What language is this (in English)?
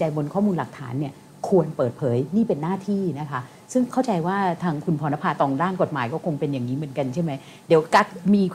Thai